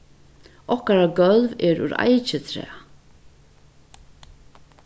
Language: Faroese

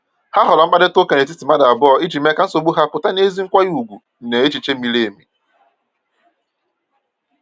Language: Igbo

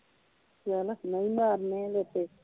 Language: Punjabi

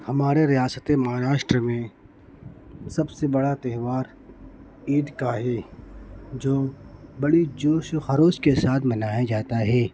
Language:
Urdu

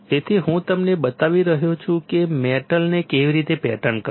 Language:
Gujarati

